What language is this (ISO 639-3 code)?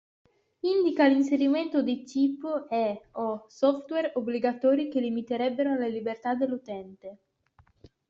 ita